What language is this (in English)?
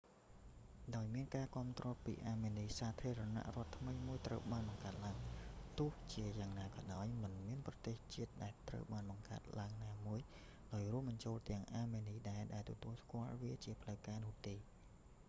Khmer